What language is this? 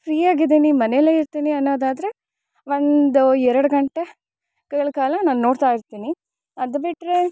Kannada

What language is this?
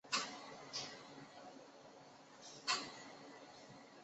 Chinese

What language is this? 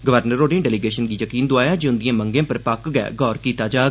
Dogri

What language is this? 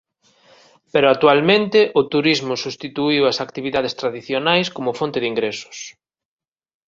Galician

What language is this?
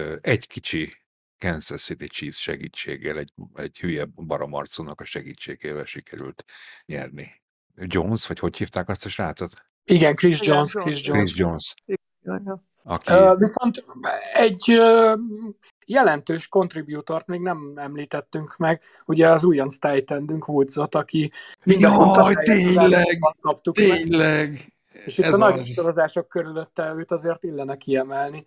Hungarian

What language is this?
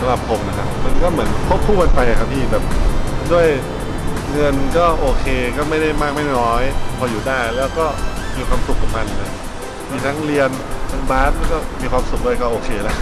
Thai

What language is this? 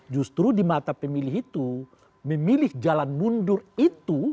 Indonesian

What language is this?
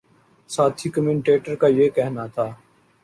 Urdu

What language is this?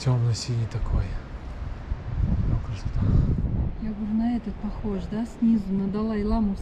Russian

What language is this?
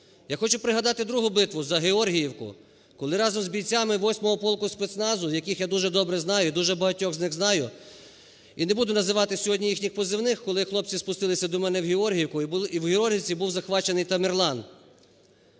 Ukrainian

